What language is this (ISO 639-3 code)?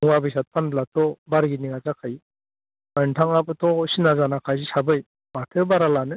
brx